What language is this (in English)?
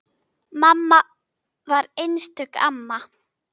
Icelandic